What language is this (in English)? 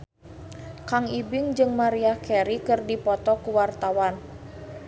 Sundanese